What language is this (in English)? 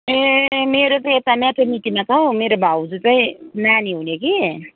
Nepali